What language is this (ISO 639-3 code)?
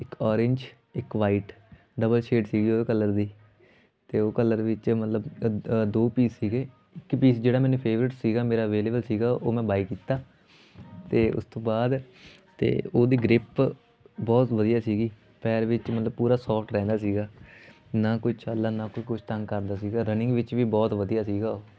pan